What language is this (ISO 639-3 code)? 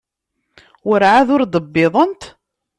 kab